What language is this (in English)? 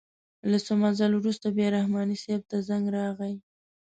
Pashto